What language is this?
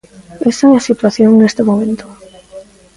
Galician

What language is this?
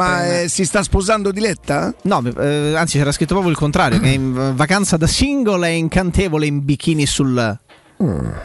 Italian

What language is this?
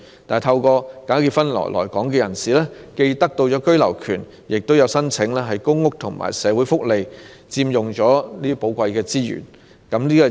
Cantonese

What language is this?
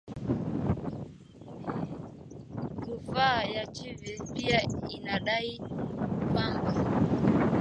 Swahili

